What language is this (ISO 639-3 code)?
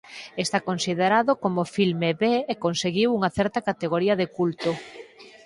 glg